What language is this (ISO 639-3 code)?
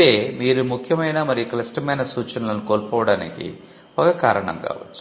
tel